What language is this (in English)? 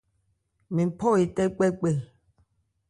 Ebrié